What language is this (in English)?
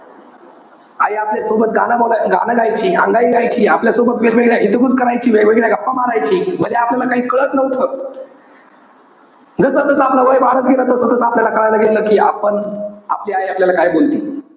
Marathi